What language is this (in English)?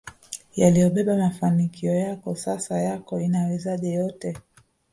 Swahili